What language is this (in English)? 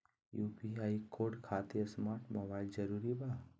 Magahi